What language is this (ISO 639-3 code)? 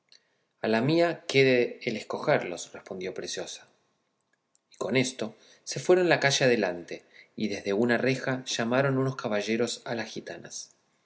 spa